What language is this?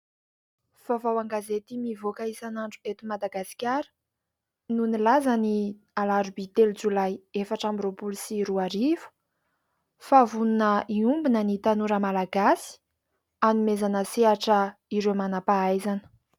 Malagasy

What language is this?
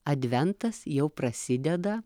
Lithuanian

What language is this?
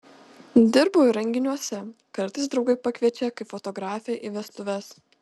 Lithuanian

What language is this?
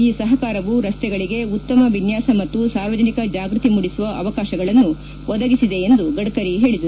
Kannada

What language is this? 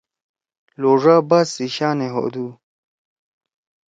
Torwali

